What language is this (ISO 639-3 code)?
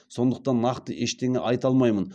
kaz